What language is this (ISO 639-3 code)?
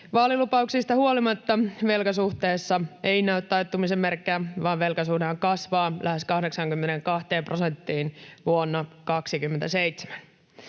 fin